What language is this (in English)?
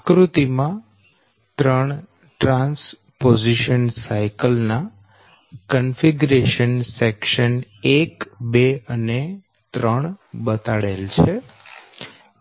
Gujarati